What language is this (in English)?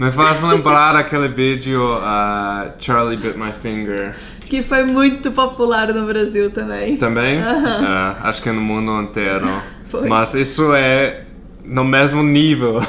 Portuguese